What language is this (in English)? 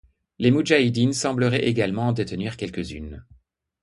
French